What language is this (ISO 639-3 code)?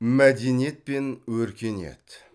kaz